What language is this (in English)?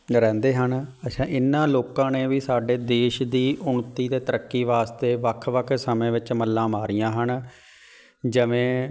Punjabi